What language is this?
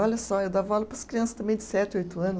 Portuguese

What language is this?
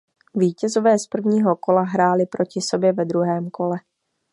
Czech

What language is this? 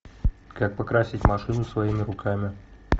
Russian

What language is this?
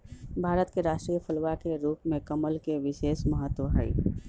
Magahi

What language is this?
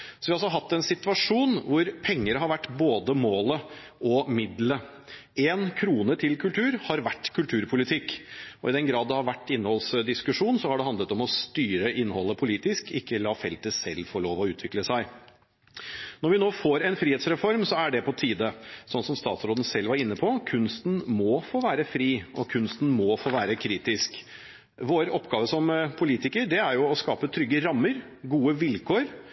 Norwegian Bokmål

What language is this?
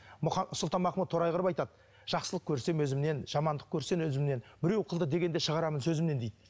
Kazakh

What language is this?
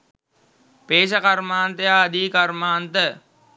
Sinhala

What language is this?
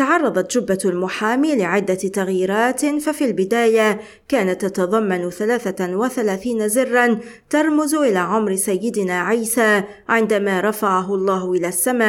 Arabic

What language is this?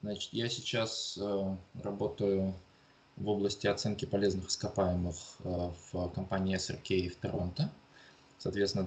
Russian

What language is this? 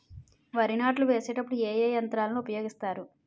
Telugu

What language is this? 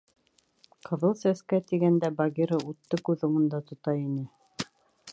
Bashkir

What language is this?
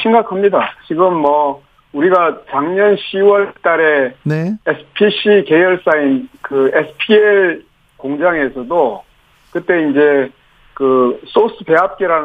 Korean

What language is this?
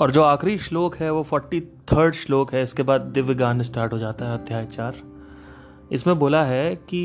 Hindi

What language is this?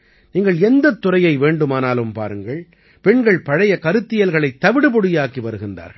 Tamil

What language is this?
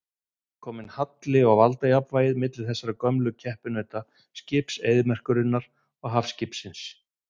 Icelandic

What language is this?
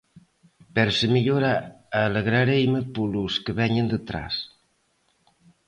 Galician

